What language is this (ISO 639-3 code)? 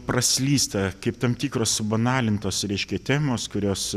lit